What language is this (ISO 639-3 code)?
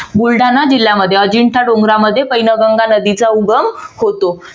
mar